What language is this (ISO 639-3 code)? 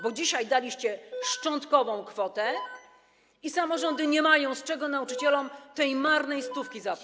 pol